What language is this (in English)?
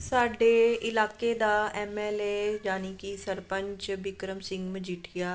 Punjabi